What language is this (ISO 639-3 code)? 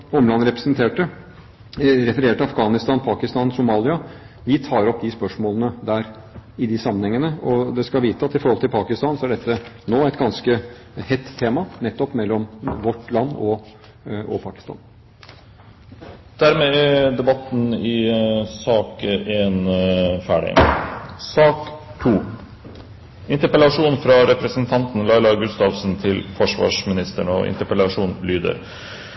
nor